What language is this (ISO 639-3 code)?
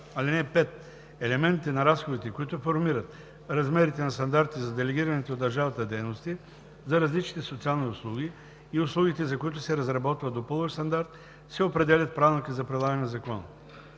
bul